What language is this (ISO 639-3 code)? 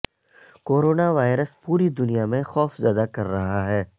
urd